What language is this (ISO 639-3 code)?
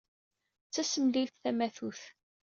kab